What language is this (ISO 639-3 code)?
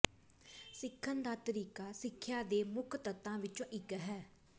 pan